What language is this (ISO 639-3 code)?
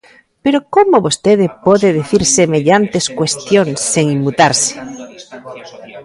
glg